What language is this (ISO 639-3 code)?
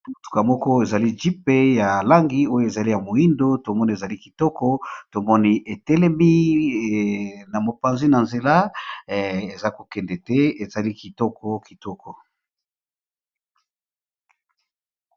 lin